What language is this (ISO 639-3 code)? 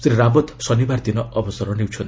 ori